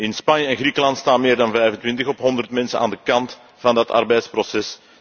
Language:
Dutch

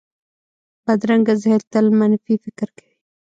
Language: Pashto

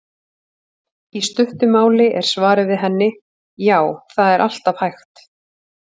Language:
Icelandic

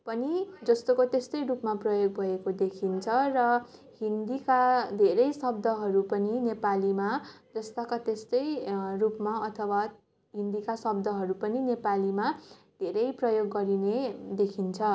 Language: Nepali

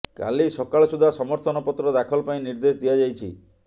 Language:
Odia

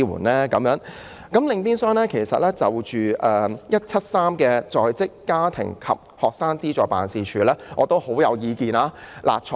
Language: Cantonese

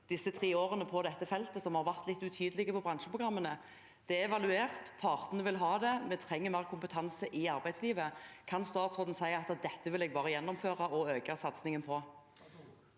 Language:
Norwegian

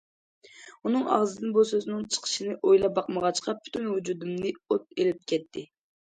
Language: Uyghur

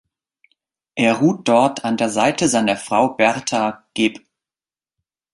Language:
German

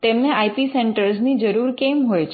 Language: Gujarati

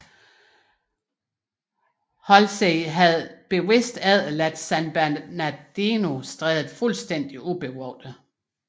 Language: Danish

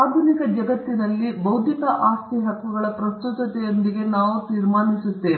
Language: Kannada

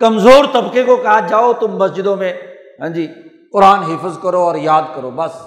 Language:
Urdu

